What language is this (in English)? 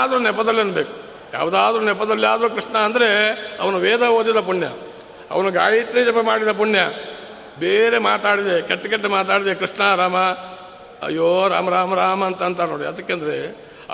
Kannada